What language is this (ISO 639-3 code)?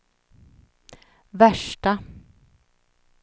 swe